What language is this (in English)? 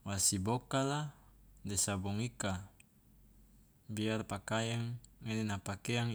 Loloda